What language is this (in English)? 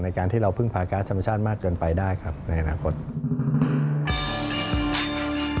Thai